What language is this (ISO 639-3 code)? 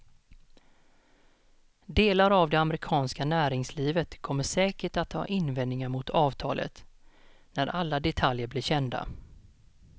swe